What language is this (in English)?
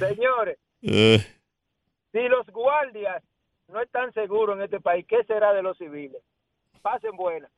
Spanish